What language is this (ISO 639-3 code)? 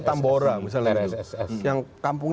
ind